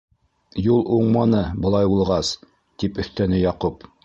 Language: Bashkir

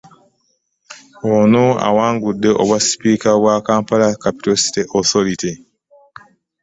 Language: Ganda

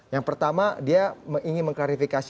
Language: Indonesian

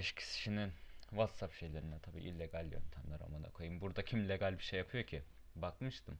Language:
Turkish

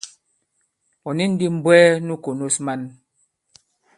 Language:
Bankon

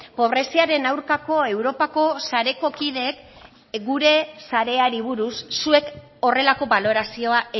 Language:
Basque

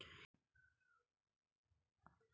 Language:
Kannada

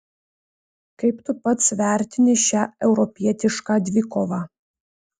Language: Lithuanian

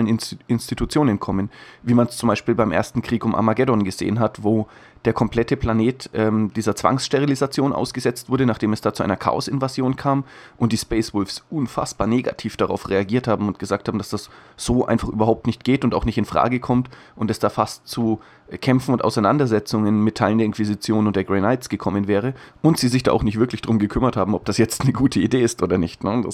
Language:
German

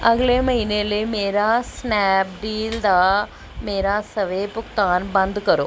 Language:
Punjabi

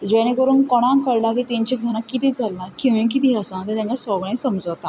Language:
Konkani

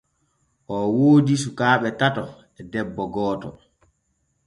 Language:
Borgu Fulfulde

